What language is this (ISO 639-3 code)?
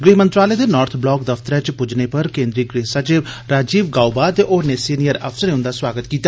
doi